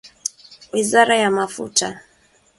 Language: Swahili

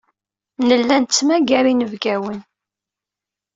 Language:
Kabyle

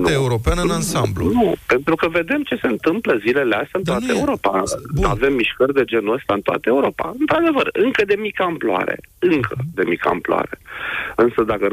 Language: Romanian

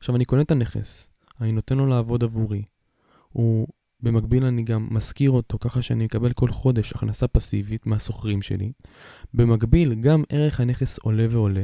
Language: Hebrew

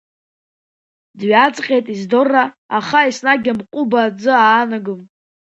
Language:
Abkhazian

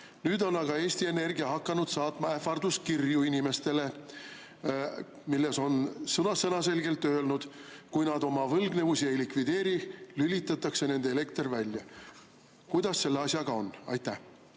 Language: Estonian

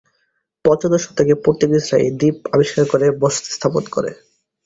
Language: Bangla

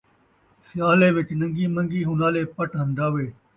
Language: Saraiki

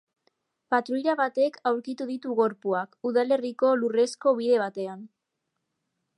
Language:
Basque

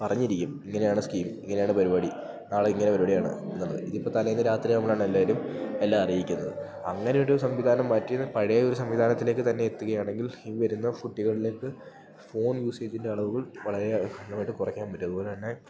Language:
Malayalam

